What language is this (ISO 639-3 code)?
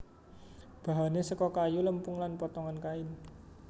jav